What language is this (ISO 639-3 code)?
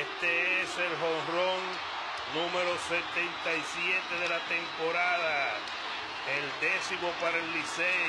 spa